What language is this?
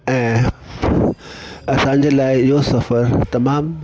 Sindhi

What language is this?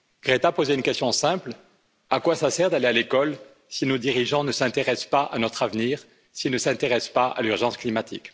French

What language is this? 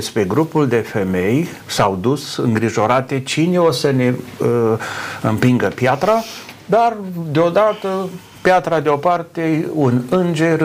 Romanian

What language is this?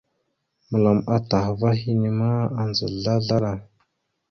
Mada (Cameroon)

